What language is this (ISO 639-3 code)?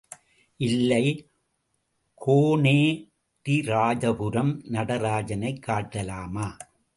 tam